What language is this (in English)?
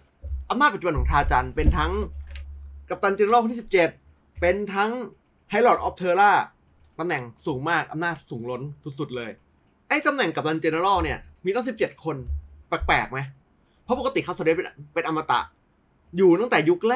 Thai